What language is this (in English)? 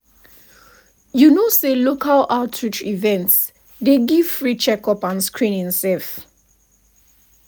Nigerian Pidgin